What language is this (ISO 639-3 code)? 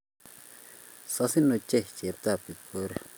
kln